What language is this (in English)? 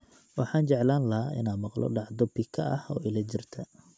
Somali